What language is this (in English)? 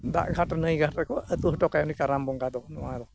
Santali